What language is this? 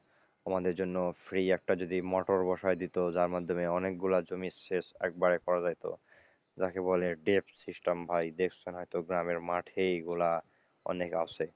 Bangla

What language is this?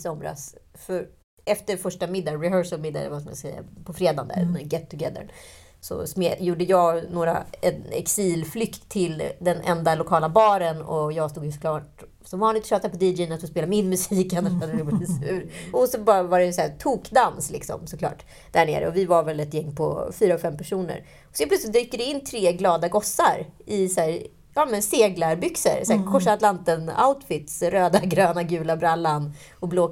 Swedish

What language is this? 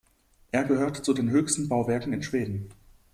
German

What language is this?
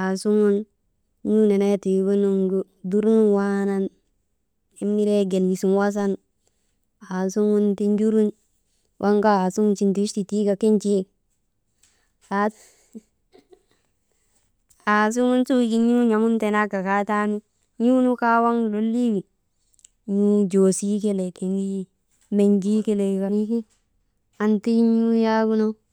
Maba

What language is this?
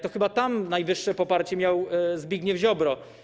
Polish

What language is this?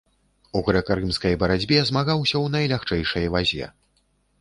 Belarusian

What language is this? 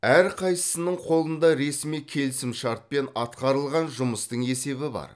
Kazakh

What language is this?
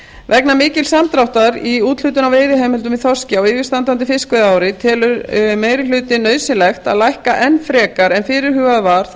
Icelandic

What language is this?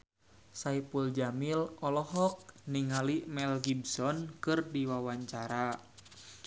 Sundanese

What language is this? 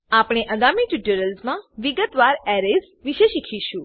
Gujarati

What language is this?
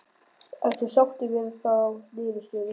Icelandic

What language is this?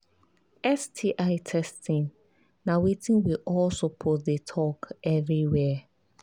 Nigerian Pidgin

